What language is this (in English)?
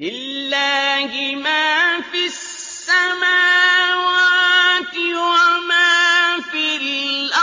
Arabic